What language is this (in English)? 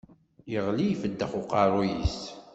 Kabyle